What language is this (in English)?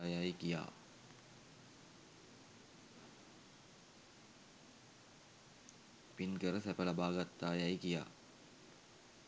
Sinhala